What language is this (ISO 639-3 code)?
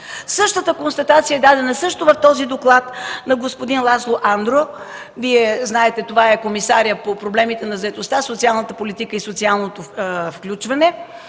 bul